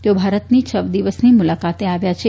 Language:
Gujarati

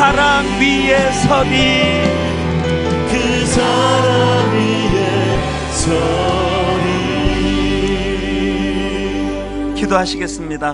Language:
Korean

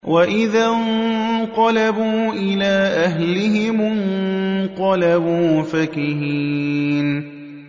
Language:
Arabic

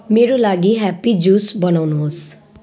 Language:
Nepali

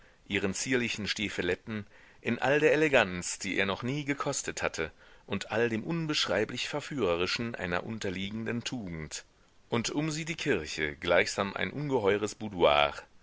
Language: German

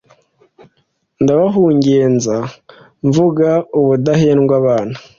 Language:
Kinyarwanda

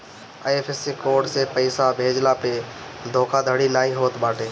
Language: Bhojpuri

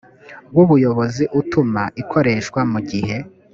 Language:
Kinyarwanda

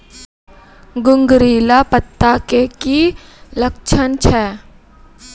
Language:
Maithili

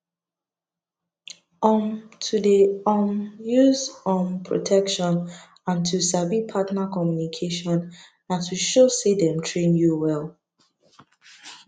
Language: Nigerian Pidgin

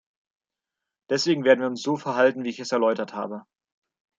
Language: German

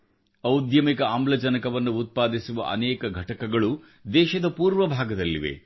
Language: Kannada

